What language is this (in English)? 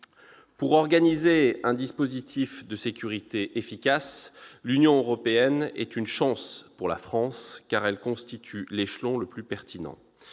French